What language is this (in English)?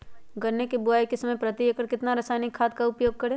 Magahi